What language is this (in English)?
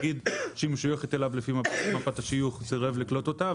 Hebrew